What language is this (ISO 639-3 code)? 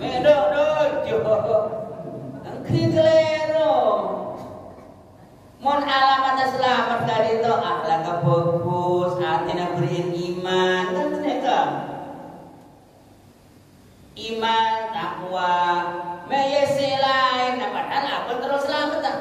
ind